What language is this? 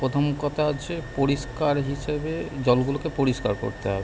Bangla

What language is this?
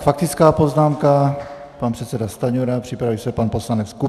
Czech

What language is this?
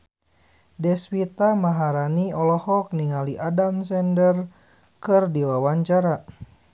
Sundanese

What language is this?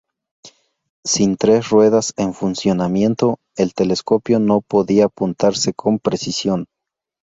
Spanish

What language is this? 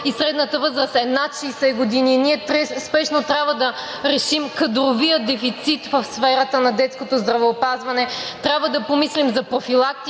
Bulgarian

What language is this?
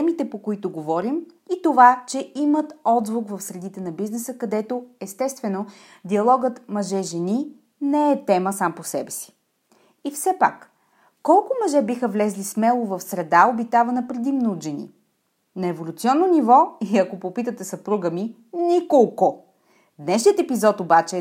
Bulgarian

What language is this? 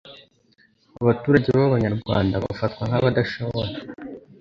Kinyarwanda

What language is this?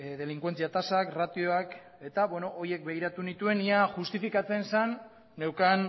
Basque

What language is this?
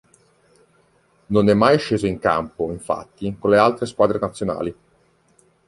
Italian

